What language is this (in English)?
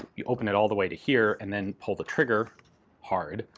English